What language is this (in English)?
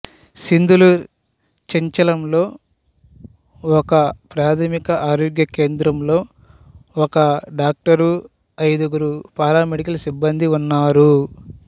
Telugu